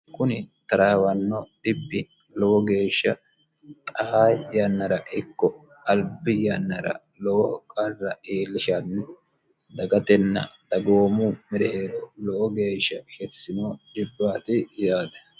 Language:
Sidamo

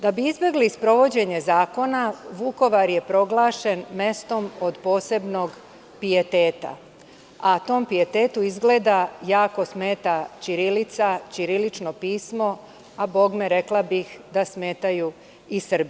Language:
Serbian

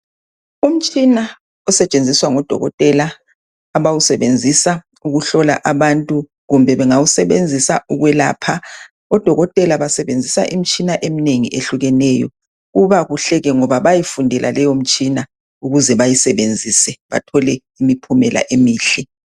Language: North Ndebele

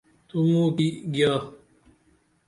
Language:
Dameli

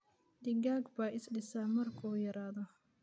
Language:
Somali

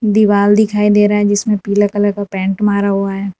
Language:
Hindi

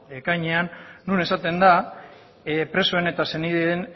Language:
Basque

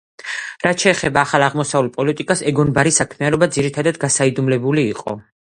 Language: Georgian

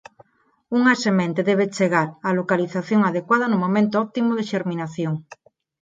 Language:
Galician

